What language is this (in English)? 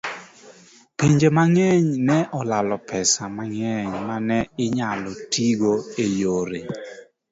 Luo (Kenya and Tanzania)